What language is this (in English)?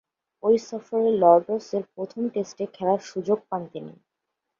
Bangla